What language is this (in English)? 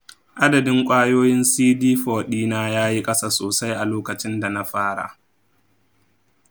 Hausa